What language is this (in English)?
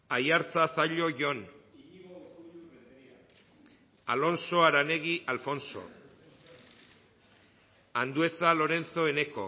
Basque